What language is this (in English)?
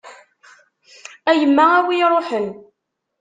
Kabyle